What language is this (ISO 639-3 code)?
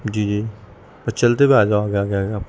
urd